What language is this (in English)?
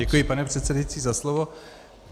Czech